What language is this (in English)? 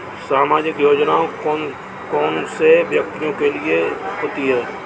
Hindi